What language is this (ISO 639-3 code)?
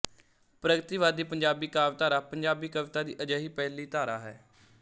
pan